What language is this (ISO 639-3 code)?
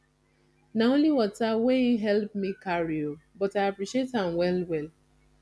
pcm